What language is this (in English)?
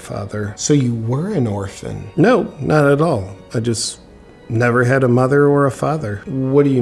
English